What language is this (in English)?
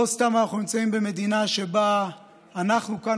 Hebrew